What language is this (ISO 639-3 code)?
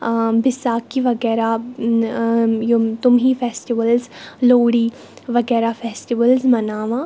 kas